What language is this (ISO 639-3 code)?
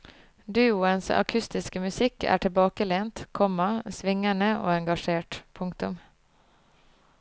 nor